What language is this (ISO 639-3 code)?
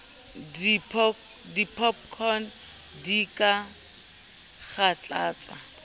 sot